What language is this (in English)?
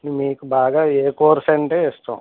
Telugu